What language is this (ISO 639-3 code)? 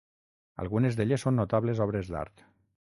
cat